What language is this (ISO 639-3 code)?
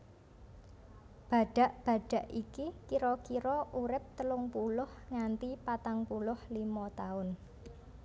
jav